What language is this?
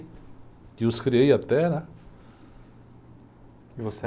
Portuguese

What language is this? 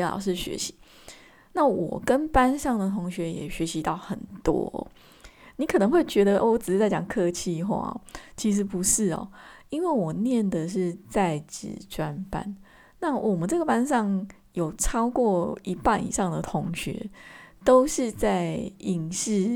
Chinese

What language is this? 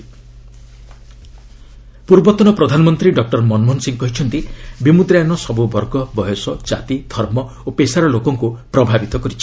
Odia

